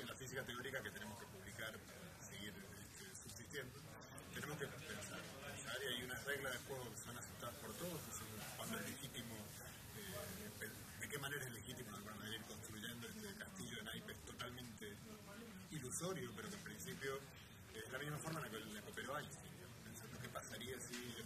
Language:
Spanish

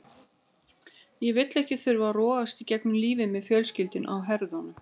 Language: Icelandic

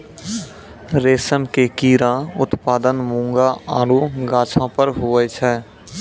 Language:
Maithili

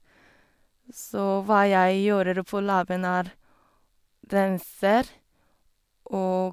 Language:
Norwegian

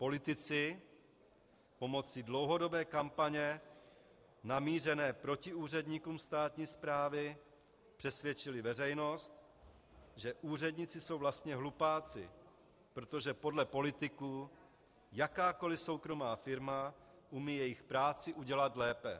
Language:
Czech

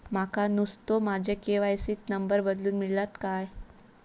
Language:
Marathi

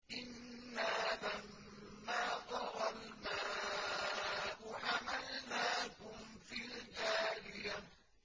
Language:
Arabic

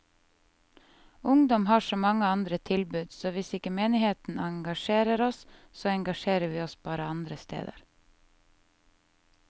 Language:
Norwegian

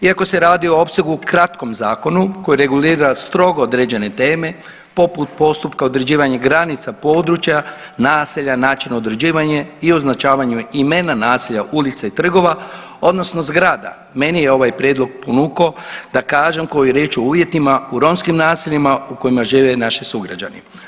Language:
Croatian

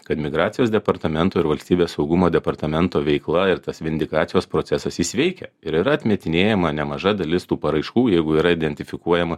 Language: Lithuanian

